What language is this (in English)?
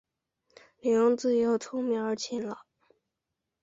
Chinese